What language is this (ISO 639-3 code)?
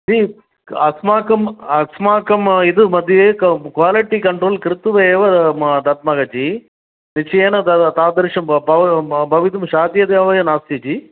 san